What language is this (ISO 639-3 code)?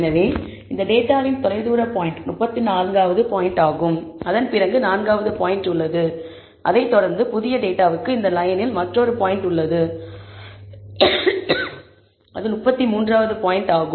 tam